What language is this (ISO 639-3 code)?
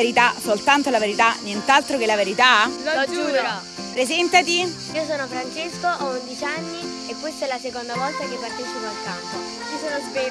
ita